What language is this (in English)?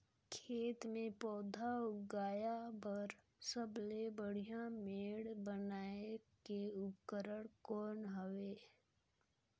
Chhattisgarhi